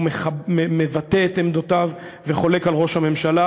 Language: Hebrew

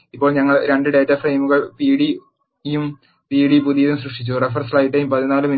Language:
Malayalam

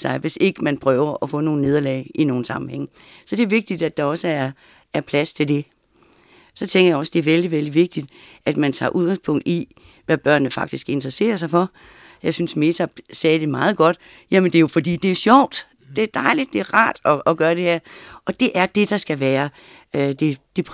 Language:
Danish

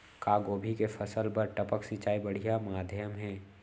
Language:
Chhattisgarhi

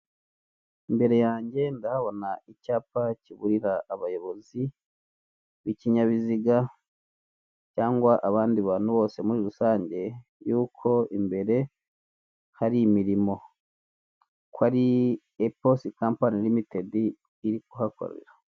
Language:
Kinyarwanda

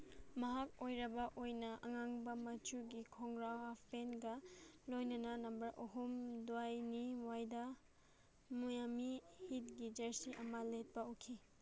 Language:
Manipuri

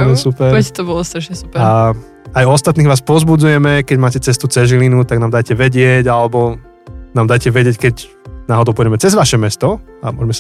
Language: Slovak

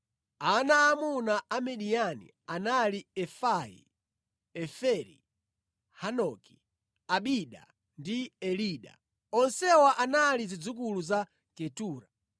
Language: Nyanja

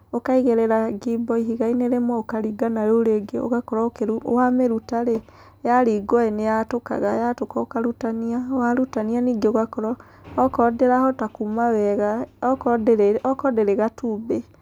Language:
Kikuyu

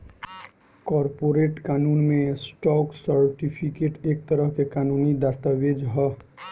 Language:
Bhojpuri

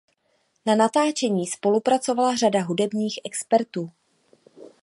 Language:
Czech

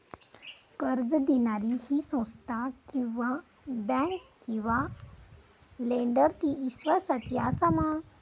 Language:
Marathi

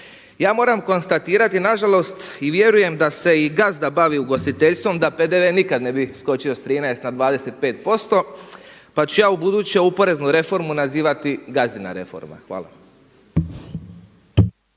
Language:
Croatian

